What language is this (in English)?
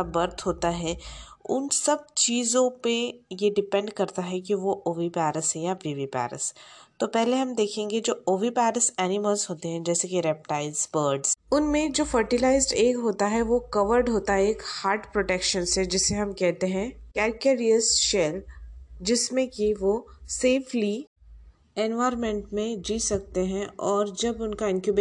Hindi